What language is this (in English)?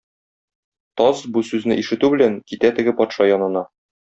Tatar